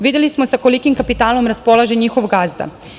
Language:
Serbian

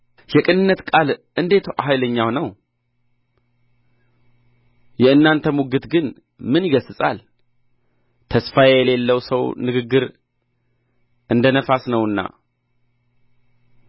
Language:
Amharic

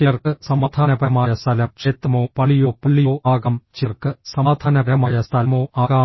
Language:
Malayalam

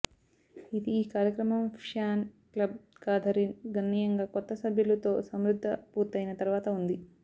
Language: Telugu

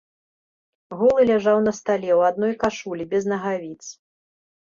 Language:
Belarusian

